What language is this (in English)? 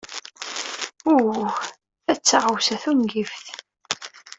Kabyle